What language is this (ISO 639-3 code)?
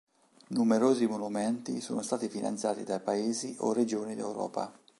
ita